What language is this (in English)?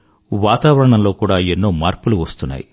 Telugu